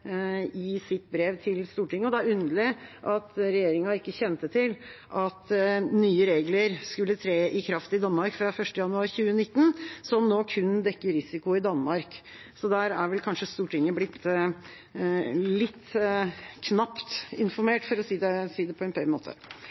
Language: Norwegian Bokmål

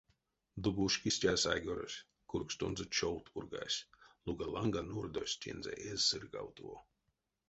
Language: Erzya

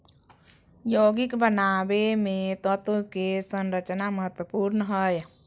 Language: Magahi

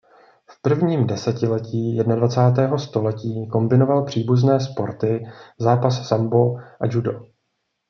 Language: Czech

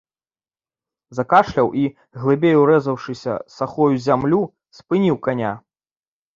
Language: Belarusian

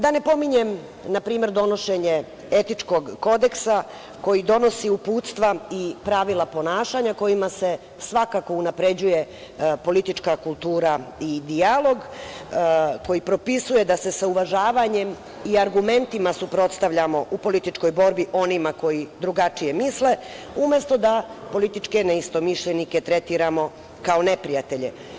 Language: Serbian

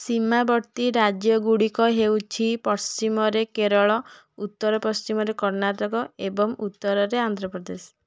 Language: Odia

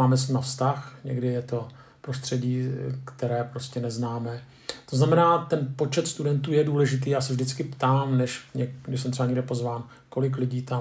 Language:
Czech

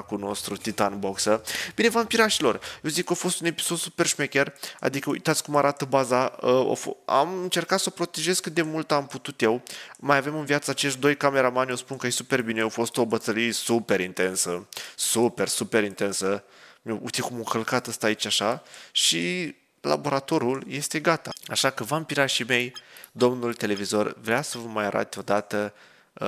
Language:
Romanian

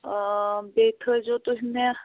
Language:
Kashmiri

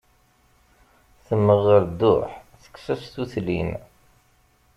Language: Kabyle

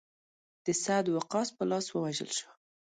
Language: Pashto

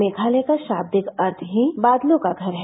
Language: Hindi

